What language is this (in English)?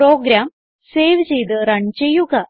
Malayalam